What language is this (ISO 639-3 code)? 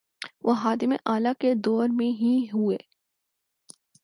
urd